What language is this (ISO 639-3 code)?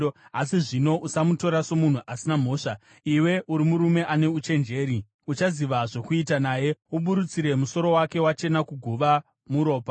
sna